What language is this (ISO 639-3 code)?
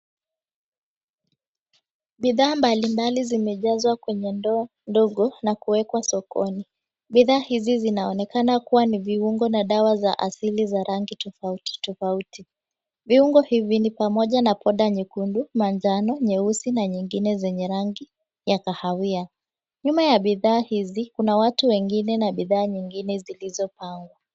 swa